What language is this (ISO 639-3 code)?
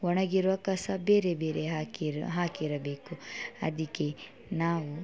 kan